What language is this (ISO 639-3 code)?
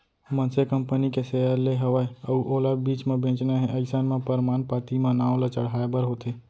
hne